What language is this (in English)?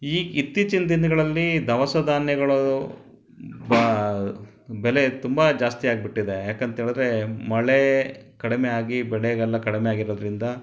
Kannada